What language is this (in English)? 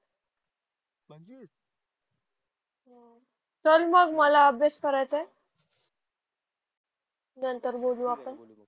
Marathi